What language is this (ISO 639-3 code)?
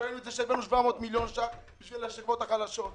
heb